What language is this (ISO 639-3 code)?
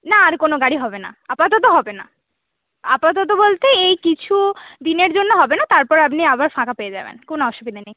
ben